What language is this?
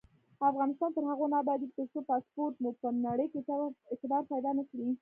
Pashto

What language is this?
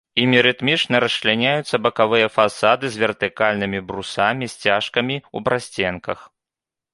Belarusian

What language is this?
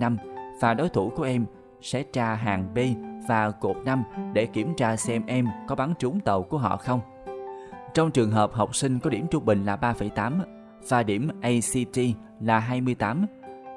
Vietnamese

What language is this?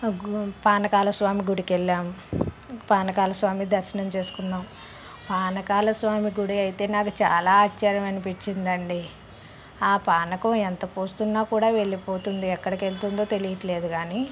Telugu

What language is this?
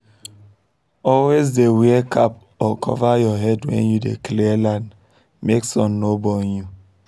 Nigerian Pidgin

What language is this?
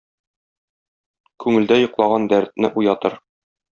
Tatar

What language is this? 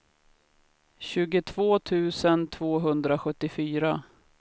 Swedish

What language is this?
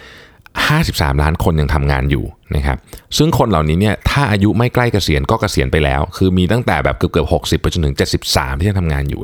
Thai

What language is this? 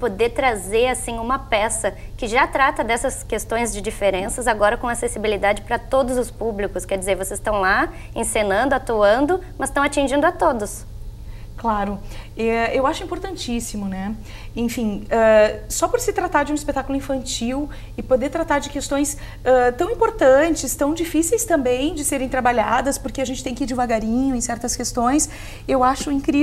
Portuguese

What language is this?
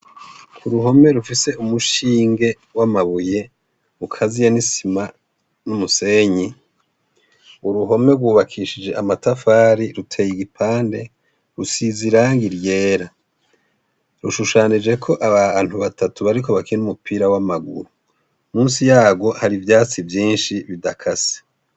Rundi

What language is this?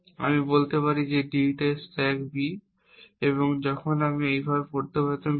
Bangla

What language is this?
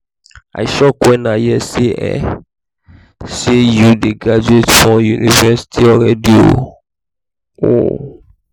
Nigerian Pidgin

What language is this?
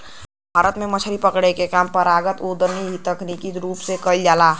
Bhojpuri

